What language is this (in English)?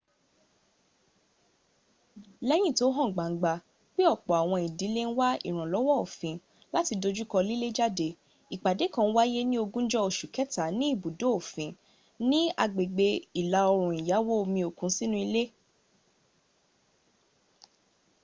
Yoruba